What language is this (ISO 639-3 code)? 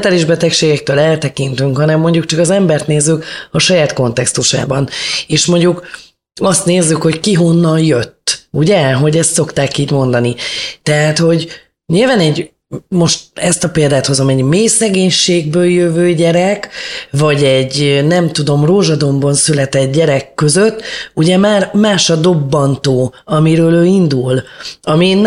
hun